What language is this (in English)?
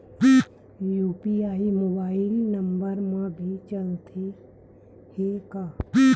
Chhattisgarhi